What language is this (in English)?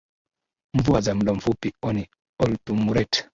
Swahili